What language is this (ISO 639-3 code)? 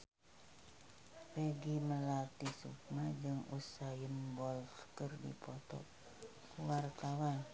sun